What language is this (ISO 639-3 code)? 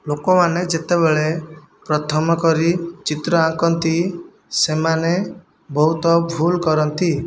ori